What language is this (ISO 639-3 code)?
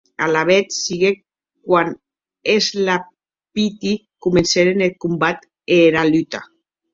oci